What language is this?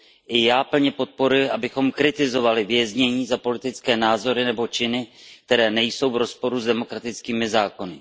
Czech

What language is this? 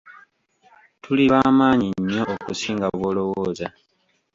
Ganda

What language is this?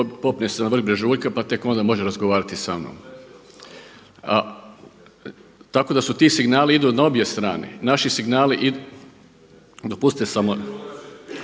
Croatian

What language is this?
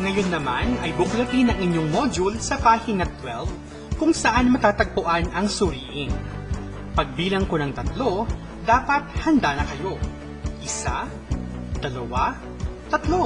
Filipino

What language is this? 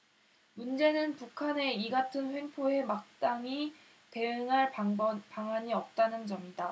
Korean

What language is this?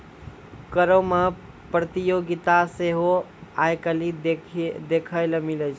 Maithili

